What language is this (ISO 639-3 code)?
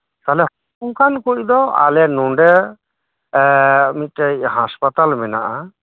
sat